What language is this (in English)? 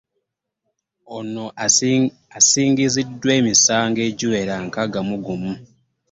Ganda